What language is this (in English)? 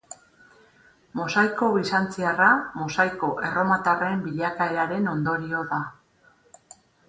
Basque